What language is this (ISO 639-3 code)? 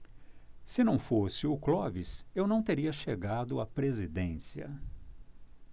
por